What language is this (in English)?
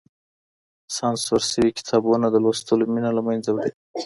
Pashto